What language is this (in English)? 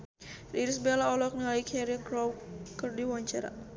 Sundanese